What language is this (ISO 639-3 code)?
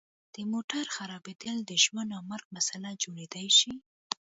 pus